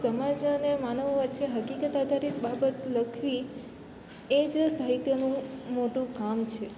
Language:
Gujarati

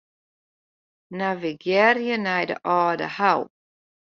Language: Western Frisian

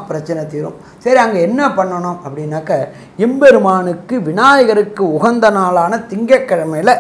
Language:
Indonesian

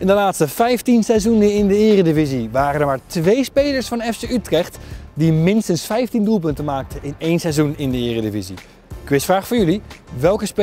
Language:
Dutch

